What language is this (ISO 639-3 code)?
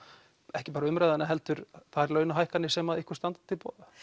isl